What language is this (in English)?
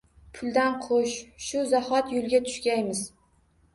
Uzbek